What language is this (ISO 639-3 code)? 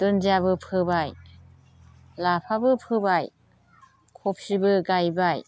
brx